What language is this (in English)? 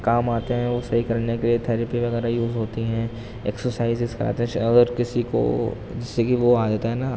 Urdu